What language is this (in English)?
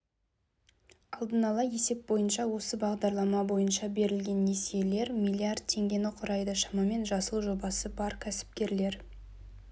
Kazakh